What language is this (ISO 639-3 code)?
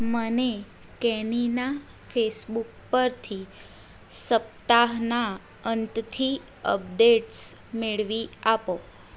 guj